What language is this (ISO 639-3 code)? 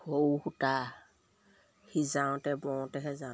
asm